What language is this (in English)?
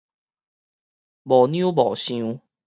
Min Nan Chinese